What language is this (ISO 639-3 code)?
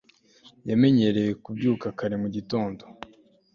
kin